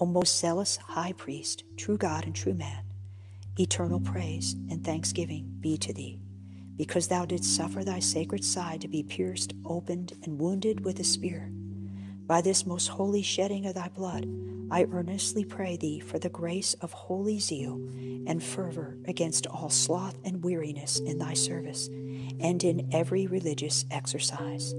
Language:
English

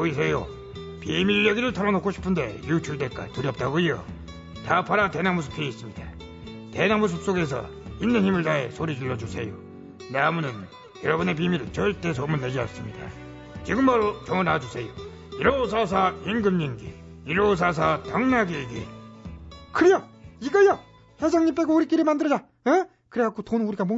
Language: Korean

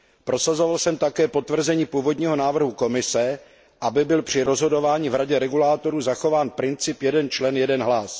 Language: Czech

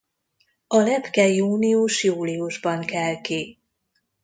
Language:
Hungarian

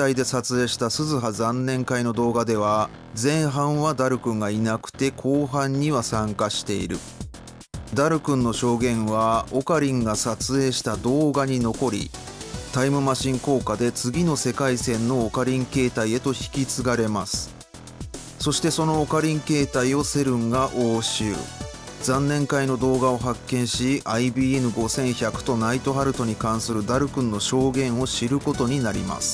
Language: Japanese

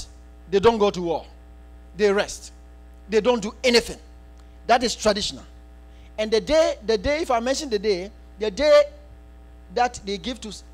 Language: English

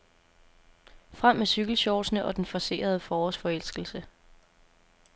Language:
Danish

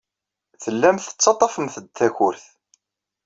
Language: Kabyle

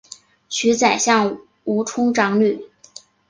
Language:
Chinese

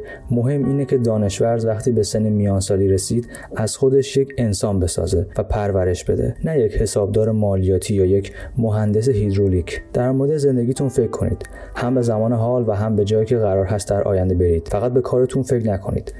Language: Persian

